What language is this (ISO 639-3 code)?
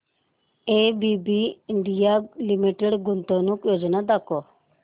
mar